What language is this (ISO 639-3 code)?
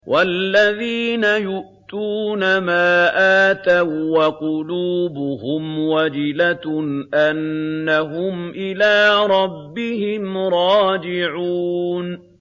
ara